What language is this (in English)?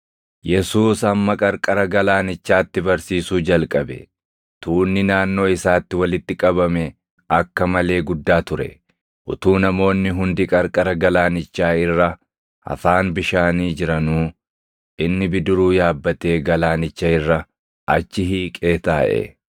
Oromo